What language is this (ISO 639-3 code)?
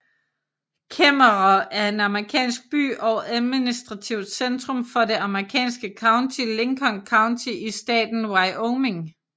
dan